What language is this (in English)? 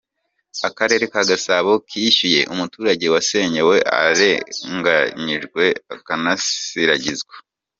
Kinyarwanda